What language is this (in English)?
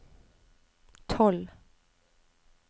Norwegian